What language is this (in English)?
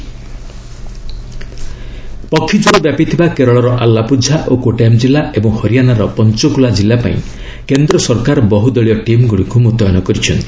Odia